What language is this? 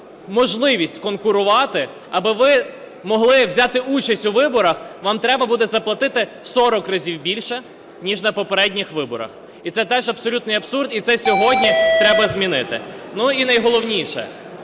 Ukrainian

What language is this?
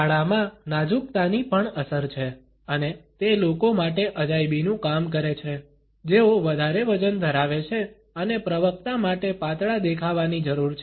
Gujarati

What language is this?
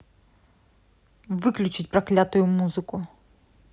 Russian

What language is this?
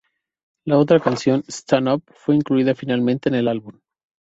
Spanish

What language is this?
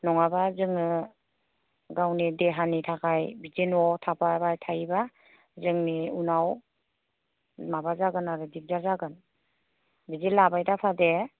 Bodo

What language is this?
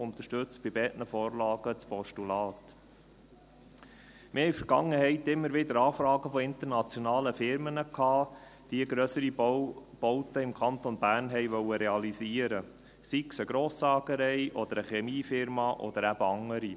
Swiss German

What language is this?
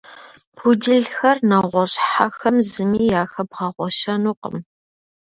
Kabardian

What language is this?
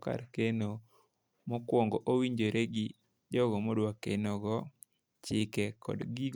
Luo (Kenya and Tanzania)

